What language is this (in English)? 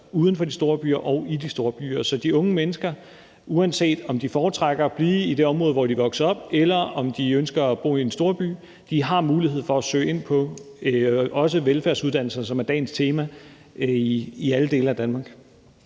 Danish